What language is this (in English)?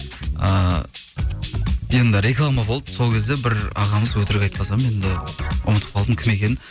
Kazakh